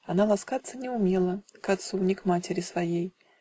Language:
Russian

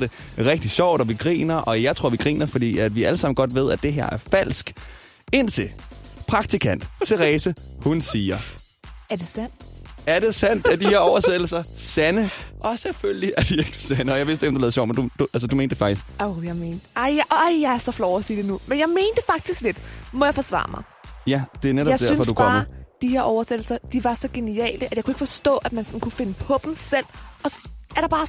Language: Danish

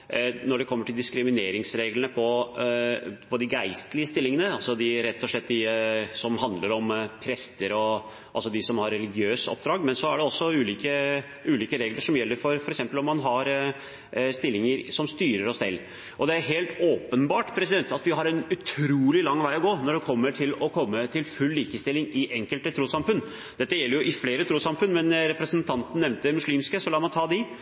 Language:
Norwegian Bokmål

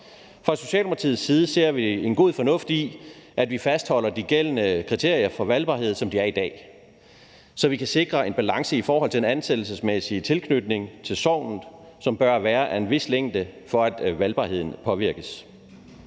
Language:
Danish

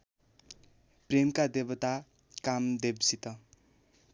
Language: Nepali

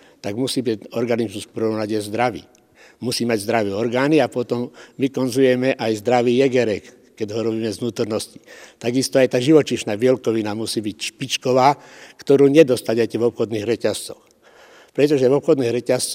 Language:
Slovak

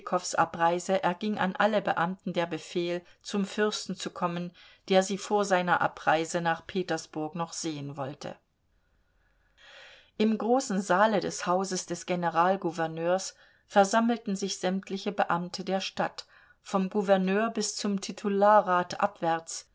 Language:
German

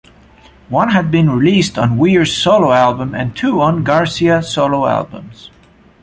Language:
English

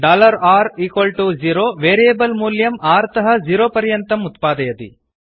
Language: Sanskrit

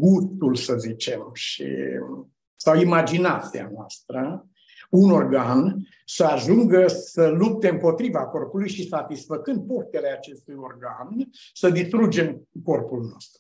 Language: Romanian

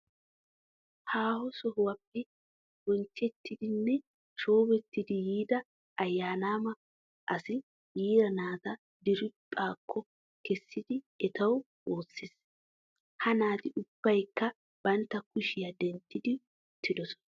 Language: Wolaytta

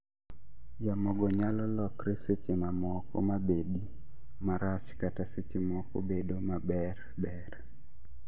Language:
Luo (Kenya and Tanzania)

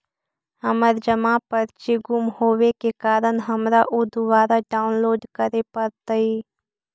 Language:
Magahi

